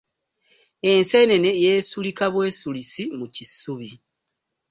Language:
Ganda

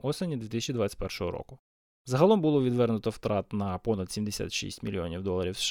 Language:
Ukrainian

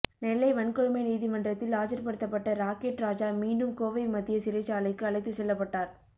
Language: Tamil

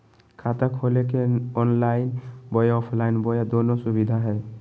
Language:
Magahi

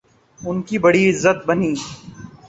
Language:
Urdu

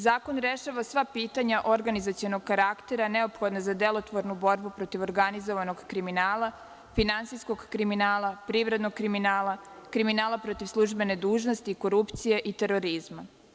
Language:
Serbian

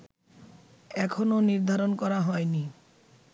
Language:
Bangla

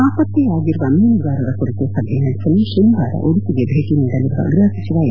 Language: Kannada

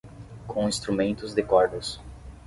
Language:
Portuguese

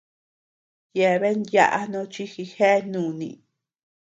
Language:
Tepeuxila Cuicatec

